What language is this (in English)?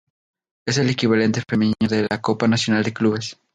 Spanish